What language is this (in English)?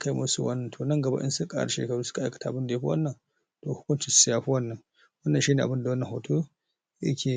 Hausa